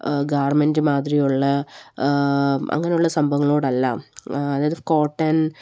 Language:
Malayalam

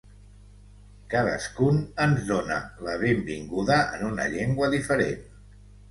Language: Catalan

